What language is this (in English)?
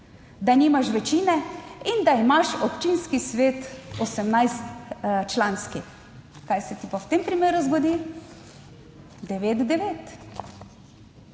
Slovenian